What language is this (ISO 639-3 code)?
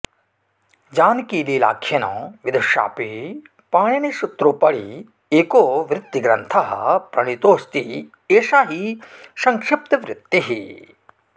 san